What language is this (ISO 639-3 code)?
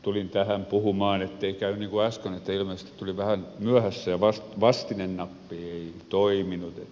fin